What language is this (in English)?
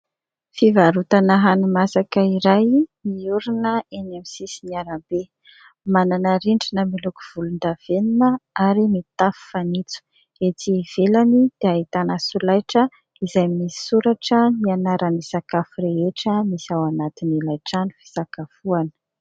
Malagasy